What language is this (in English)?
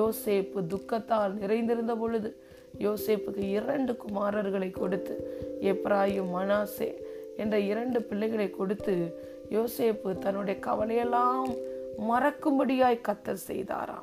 Tamil